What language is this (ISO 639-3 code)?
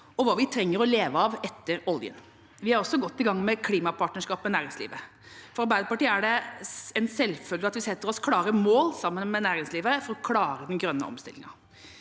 nor